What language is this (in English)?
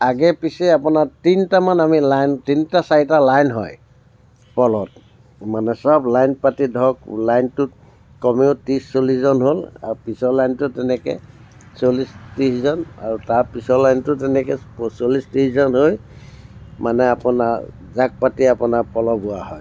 Assamese